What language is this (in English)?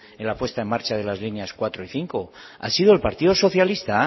Spanish